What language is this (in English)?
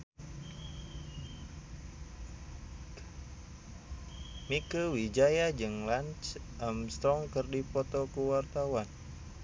Sundanese